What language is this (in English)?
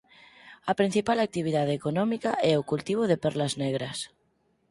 Galician